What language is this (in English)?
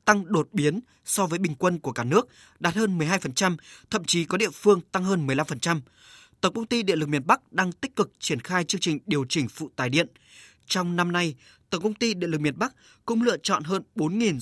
Vietnamese